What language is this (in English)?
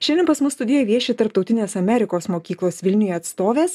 Lithuanian